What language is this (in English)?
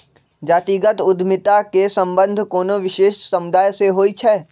Magahi